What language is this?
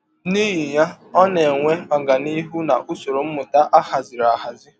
Igbo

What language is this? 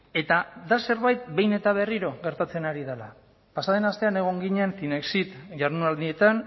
Basque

